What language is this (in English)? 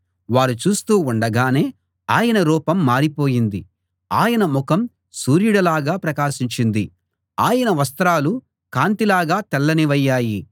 Telugu